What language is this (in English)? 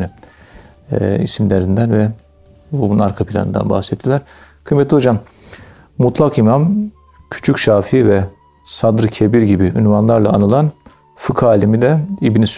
Turkish